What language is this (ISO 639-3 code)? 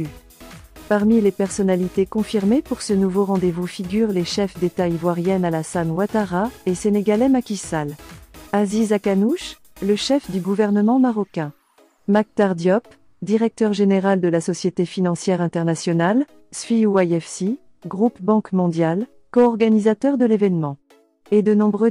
fra